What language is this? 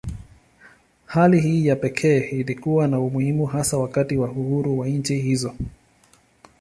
Swahili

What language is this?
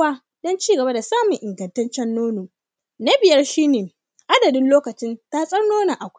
Hausa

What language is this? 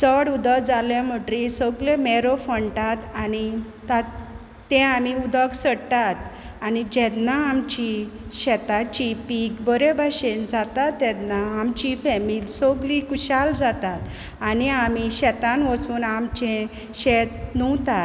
Konkani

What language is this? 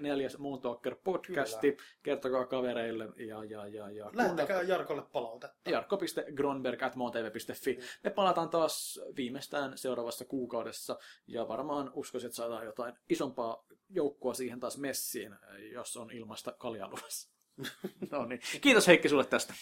Finnish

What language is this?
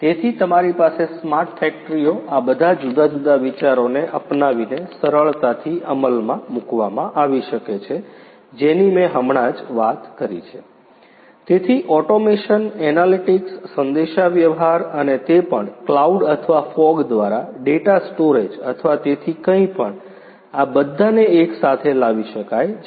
Gujarati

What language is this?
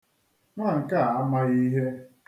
Igbo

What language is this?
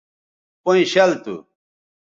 Bateri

